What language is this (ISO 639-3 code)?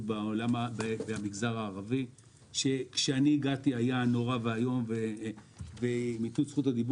heb